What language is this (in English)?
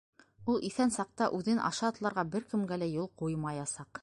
Bashkir